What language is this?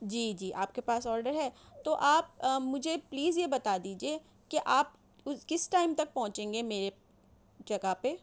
Urdu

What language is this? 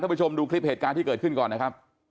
Thai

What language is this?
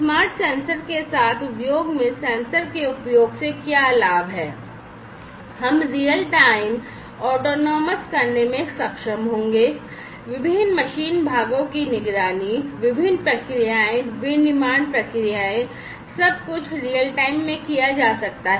Hindi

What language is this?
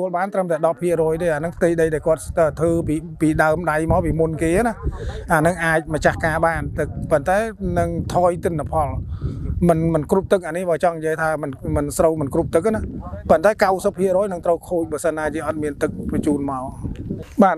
Thai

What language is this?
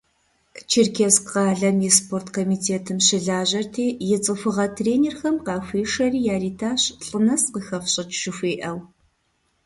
Kabardian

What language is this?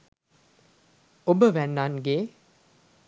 Sinhala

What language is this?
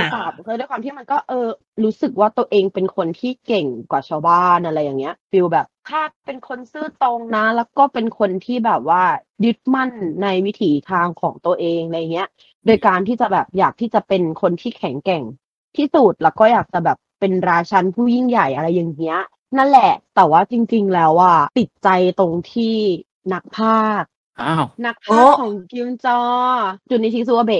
Thai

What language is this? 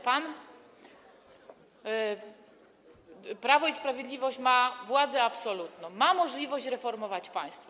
Polish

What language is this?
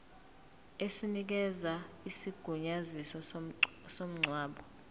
Zulu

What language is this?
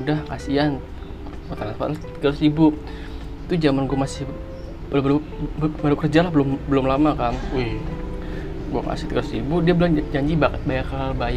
Indonesian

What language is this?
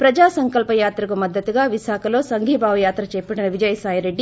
Telugu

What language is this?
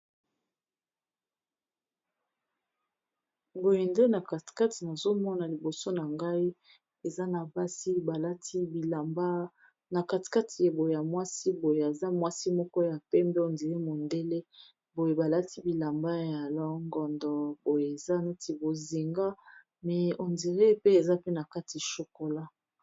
Lingala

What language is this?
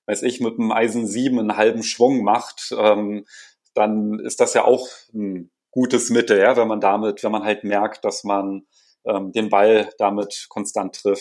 German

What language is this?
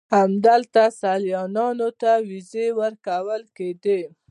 Pashto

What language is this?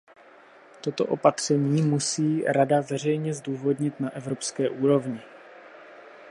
Czech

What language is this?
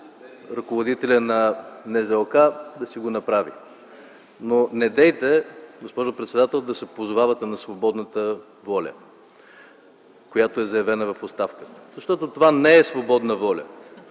Bulgarian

